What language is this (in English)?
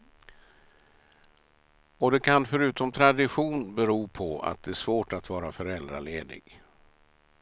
Swedish